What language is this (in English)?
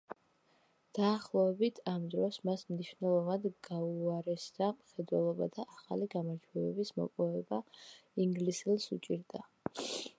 Georgian